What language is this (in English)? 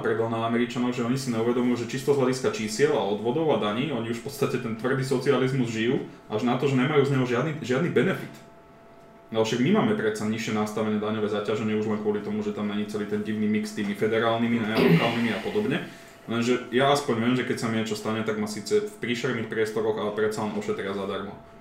Slovak